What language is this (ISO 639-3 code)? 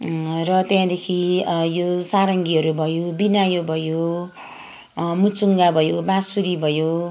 nep